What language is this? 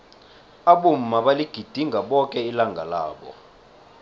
South Ndebele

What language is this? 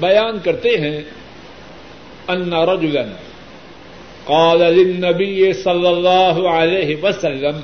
Urdu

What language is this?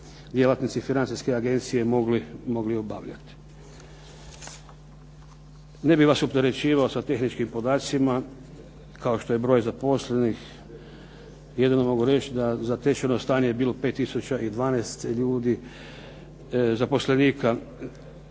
Croatian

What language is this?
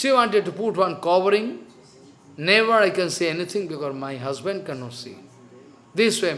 English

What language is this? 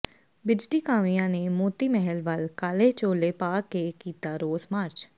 Punjabi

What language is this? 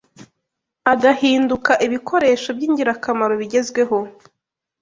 Kinyarwanda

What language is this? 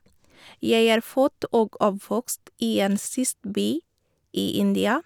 Norwegian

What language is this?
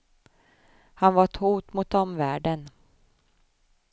Swedish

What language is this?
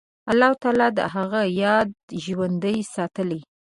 Pashto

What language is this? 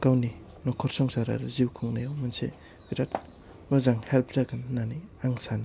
Bodo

